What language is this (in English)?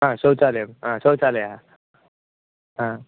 Sanskrit